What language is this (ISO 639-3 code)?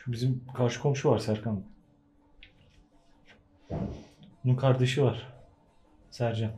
tur